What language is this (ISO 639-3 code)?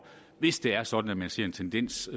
dan